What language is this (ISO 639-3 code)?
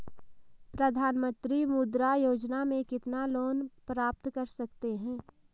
hin